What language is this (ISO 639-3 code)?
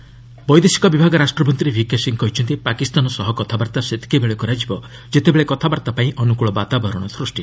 ori